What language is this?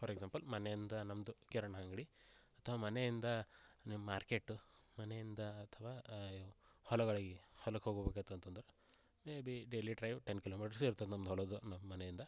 Kannada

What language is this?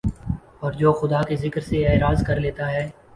Urdu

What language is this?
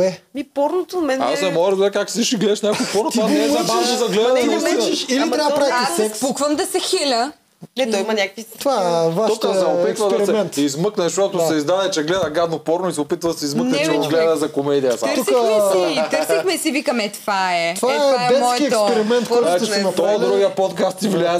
Bulgarian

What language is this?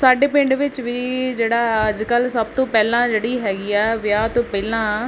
Punjabi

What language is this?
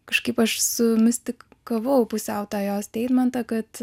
Lithuanian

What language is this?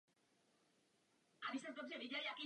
Czech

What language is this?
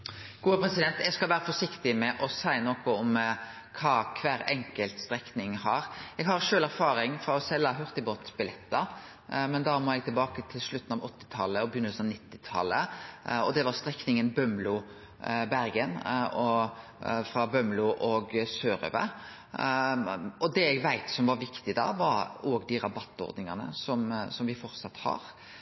Norwegian Nynorsk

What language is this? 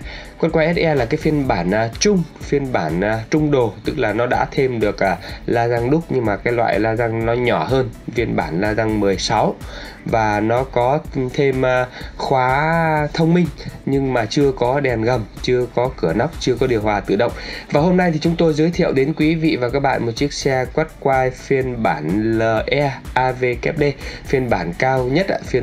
Vietnamese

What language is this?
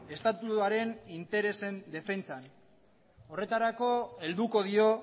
Basque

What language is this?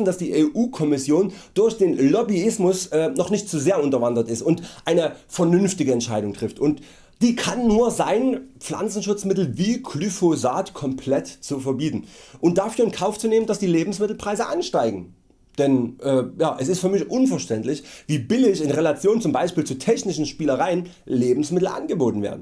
German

